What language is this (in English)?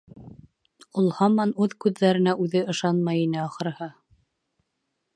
Bashkir